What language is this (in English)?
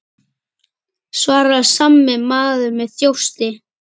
Icelandic